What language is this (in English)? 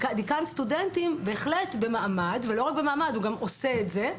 Hebrew